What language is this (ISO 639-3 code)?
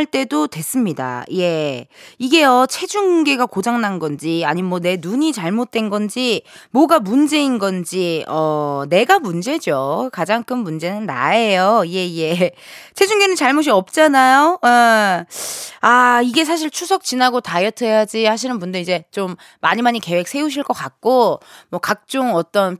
kor